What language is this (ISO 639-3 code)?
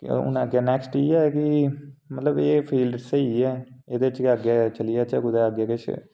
doi